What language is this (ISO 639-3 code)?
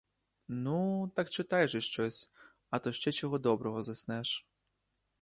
ukr